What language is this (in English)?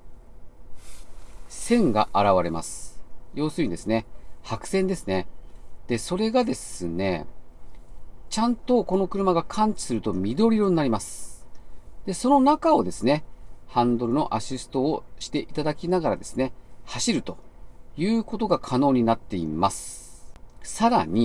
Japanese